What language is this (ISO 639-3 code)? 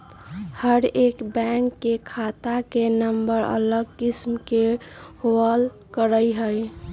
mag